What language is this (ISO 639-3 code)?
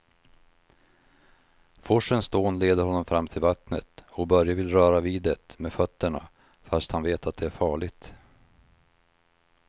swe